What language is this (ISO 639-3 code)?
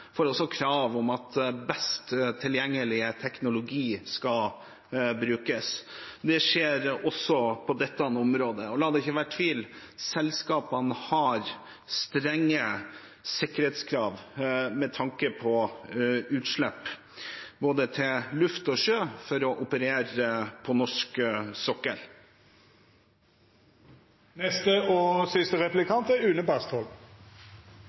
nob